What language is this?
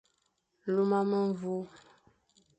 Fang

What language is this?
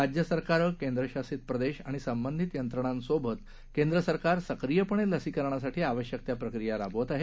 Marathi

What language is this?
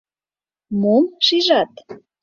Mari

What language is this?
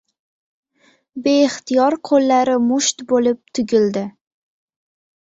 Uzbek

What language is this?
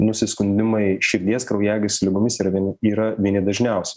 Lithuanian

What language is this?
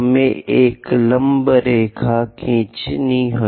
Hindi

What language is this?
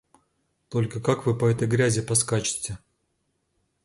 Russian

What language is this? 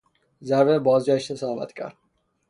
Persian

